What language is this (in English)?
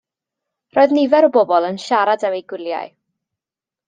Welsh